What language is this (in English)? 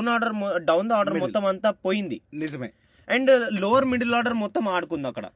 Telugu